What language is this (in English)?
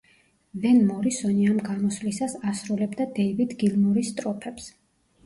Georgian